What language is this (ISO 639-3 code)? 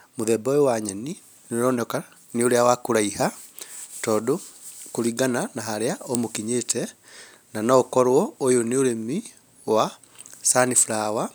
kik